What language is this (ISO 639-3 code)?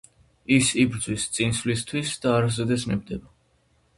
kat